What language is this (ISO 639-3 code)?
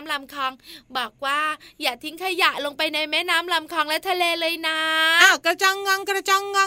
tha